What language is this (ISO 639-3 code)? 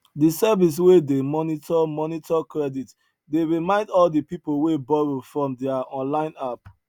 pcm